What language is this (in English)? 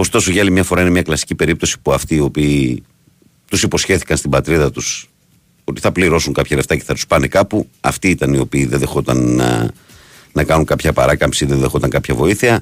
Greek